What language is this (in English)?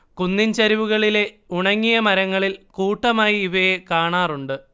Malayalam